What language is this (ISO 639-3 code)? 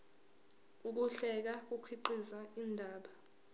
zul